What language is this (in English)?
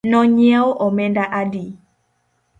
Luo (Kenya and Tanzania)